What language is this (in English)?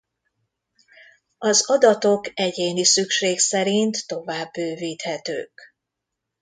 Hungarian